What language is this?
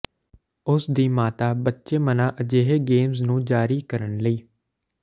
Punjabi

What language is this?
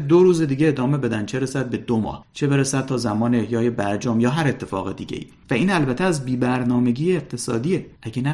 Persian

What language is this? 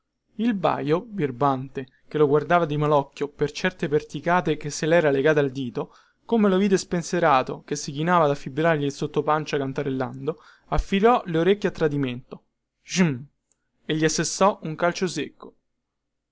Italian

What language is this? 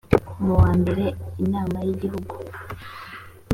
Kinyarwanda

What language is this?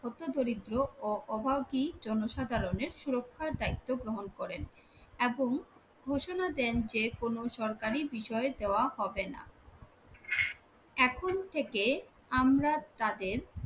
Bangla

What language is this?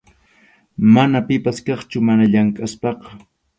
Arequipa-La Unión Quechua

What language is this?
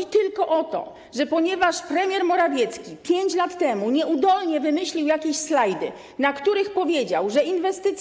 Polish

